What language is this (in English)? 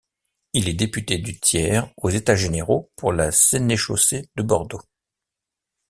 French